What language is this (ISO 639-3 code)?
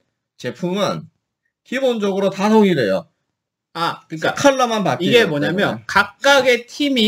kor